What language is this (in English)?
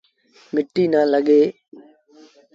Sindhi Bhil